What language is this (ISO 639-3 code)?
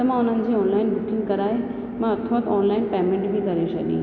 snd